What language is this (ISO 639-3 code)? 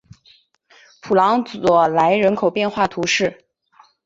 zho